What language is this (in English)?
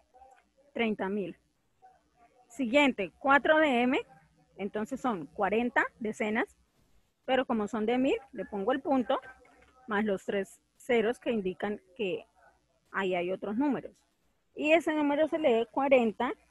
Spanish